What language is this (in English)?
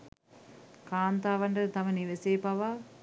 Sinhala